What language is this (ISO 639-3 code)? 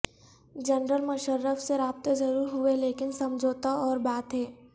urd